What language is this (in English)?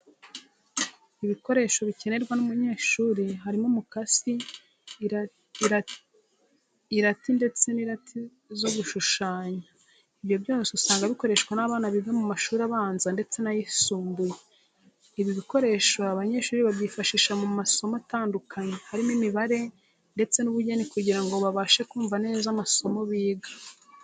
Kinyarwanda